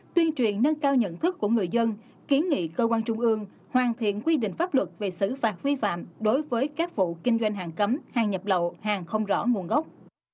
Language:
Vietnamese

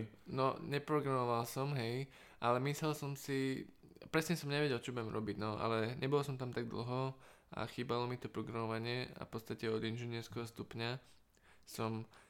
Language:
Slovak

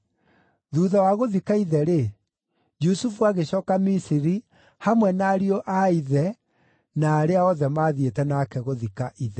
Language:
Kikuyu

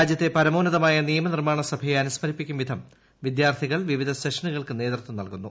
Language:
Malayalam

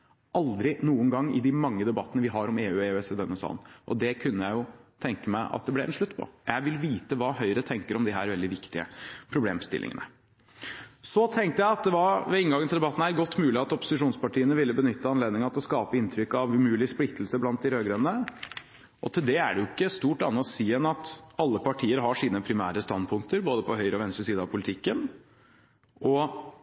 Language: Norwegian Bokmål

